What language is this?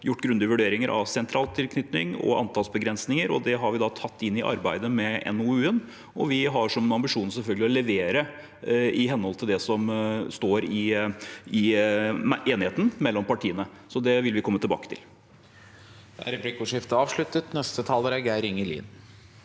Norwegian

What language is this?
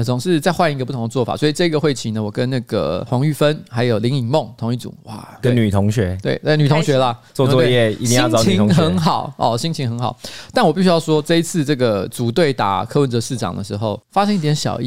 Chinese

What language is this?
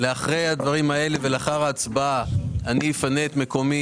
Hebrew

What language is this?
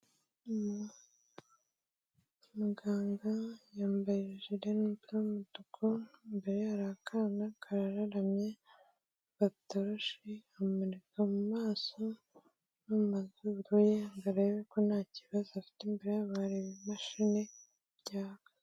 Kinyarwanda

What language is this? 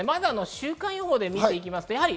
Japanese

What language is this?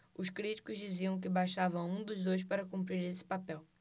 Portuguese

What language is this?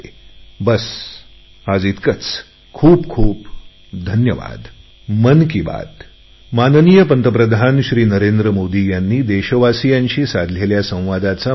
Marathi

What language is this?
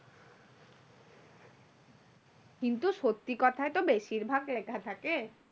Bangla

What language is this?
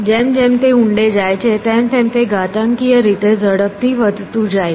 Gujarati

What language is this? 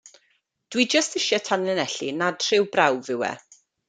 Welsh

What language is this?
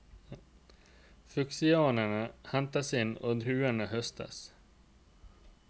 Norwegian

